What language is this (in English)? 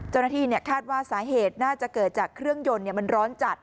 Thai